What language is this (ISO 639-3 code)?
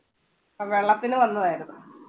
mal